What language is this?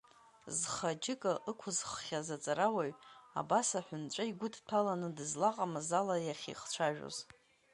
Abkhazian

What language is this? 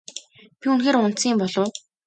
Mongolian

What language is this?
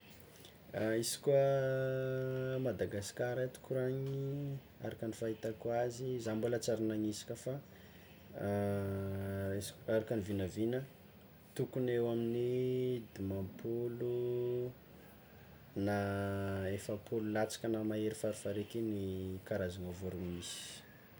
Tsimihety Malagasy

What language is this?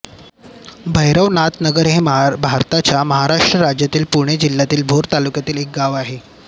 Marathi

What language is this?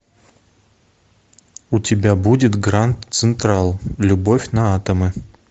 Russian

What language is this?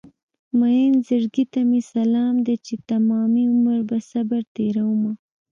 Pashto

